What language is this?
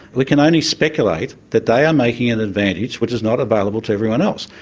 English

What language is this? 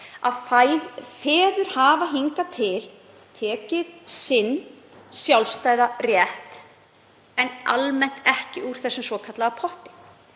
Icelandic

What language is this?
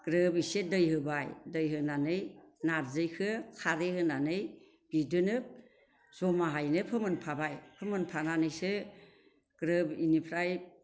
Bodo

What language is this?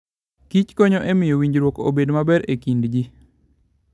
Luo (Kenya and Tanzania)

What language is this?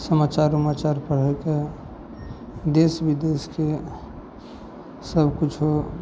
Maithili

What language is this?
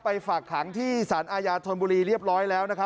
Thai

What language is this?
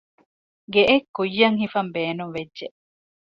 Divehi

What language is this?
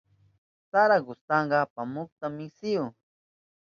Southern Pastaza Quechua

